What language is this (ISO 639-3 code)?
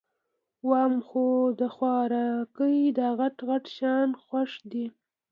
pus